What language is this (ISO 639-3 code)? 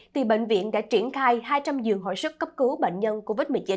vie